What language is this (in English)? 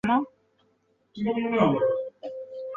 Chinese